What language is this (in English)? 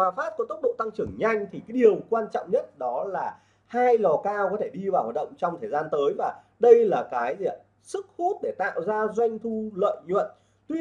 Vietnamese